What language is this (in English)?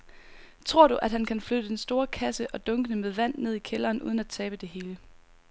Danish